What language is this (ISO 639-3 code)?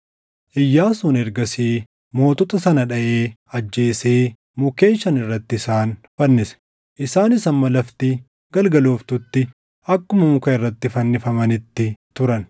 orm